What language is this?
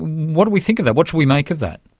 English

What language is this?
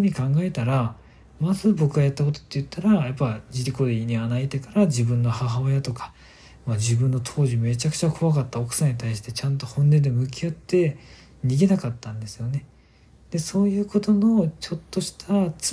Japanese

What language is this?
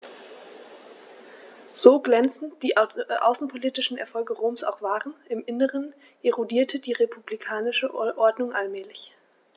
German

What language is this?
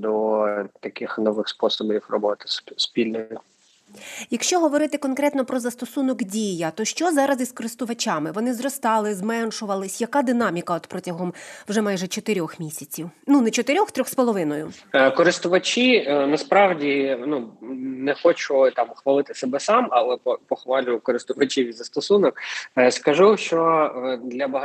Ukrainian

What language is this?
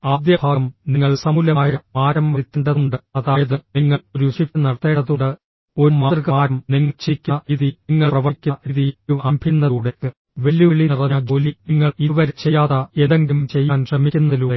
Malayalam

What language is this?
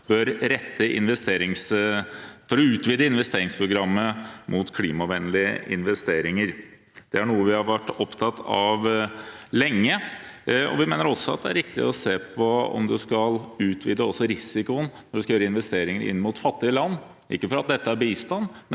Norwegian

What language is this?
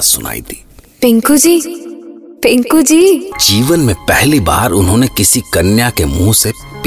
Hindi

